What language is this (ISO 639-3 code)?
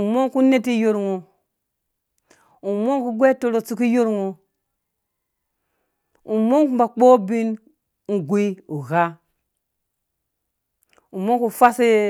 ldb